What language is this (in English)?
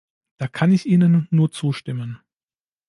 German